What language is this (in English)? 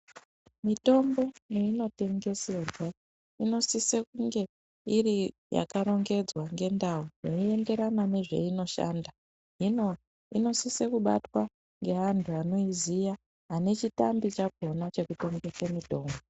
Ndau